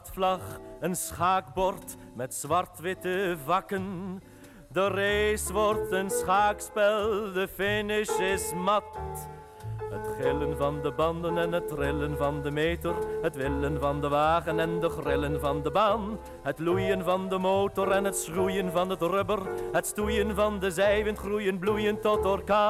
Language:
Dutch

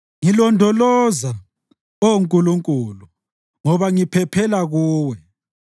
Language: North Ndebele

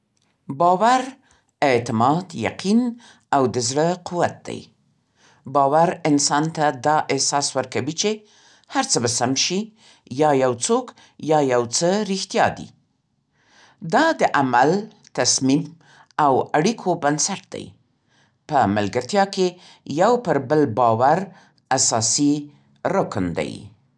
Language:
Central Pashto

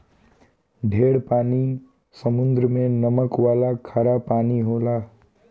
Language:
Bhojpuri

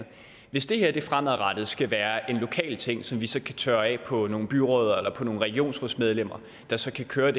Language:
Danish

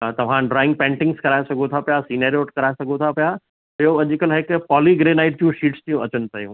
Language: Sindhi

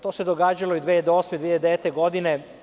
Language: Serbian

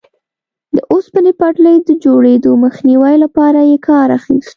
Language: Pashto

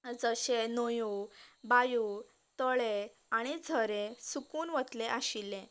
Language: Konkani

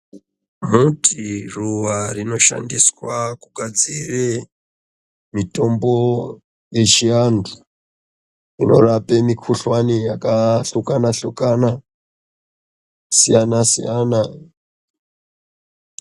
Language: Ndau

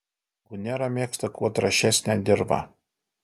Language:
Lithuanian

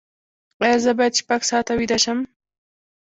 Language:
Pashto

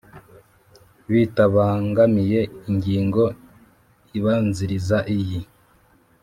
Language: Kinyarwanda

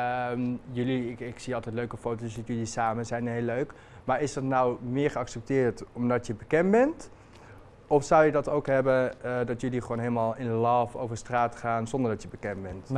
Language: Dutch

